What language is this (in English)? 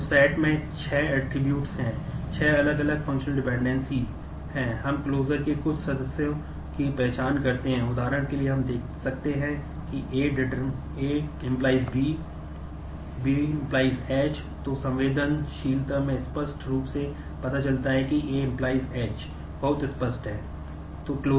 Hindi